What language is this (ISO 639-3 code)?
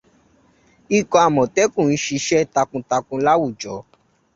yor